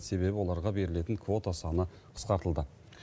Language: Kazakh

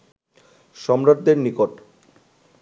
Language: Bangla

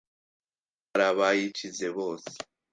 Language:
Kinyarwanda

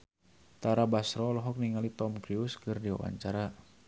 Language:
Sundanese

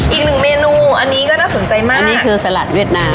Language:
Thai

